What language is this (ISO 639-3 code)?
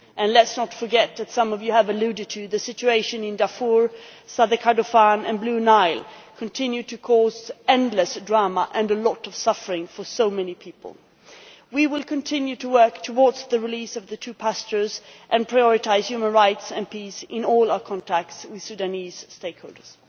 eng